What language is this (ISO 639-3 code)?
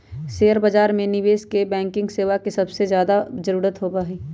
mag